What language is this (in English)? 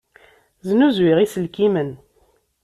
Kabyle